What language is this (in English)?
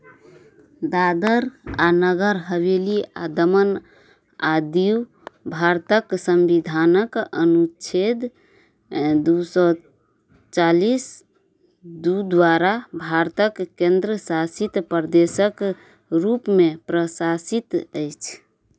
Maithili